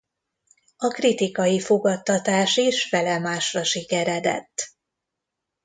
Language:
Hungarian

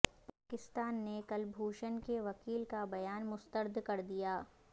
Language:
Urdu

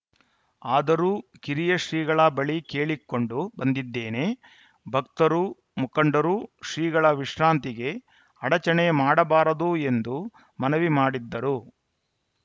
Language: Kannada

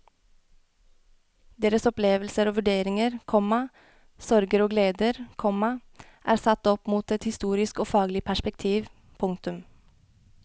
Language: Norwegian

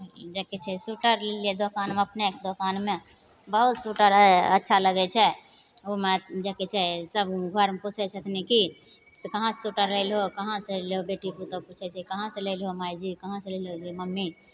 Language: Maithili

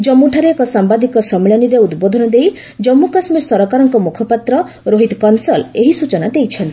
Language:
Odia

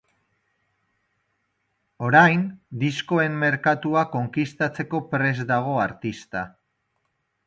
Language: Basque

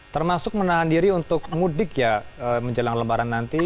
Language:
Indonesian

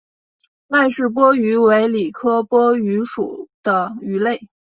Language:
Chinese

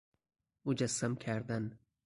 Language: Persian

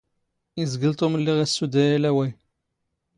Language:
Standard Moroccan Tamazight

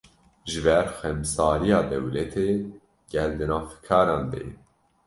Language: Kurdish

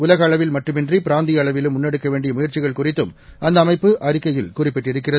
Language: Tamil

